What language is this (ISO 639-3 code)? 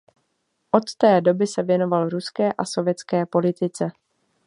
ces